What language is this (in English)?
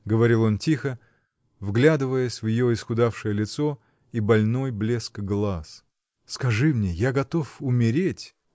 Russian